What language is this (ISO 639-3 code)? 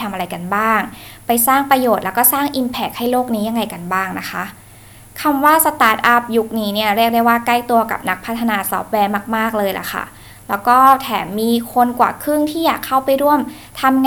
tha